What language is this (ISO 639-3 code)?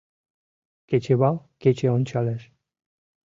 chm